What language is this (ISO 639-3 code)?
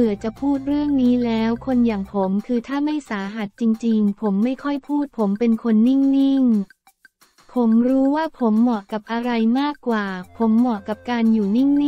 tha